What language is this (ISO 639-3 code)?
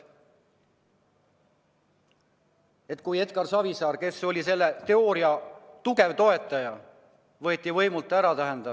est